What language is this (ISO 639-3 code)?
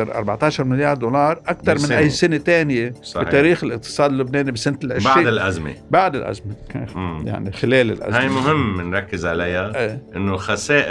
ara